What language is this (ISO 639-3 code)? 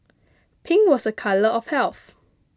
eng